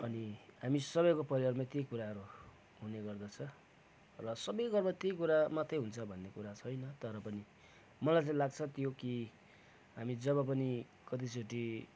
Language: Nepali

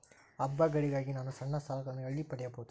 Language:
Kannada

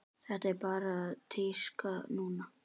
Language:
Icelandic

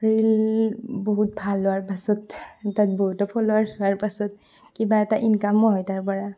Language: Assamese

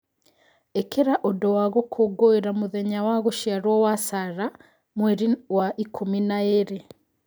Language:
Kikuyu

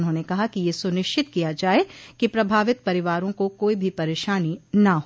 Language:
Hindi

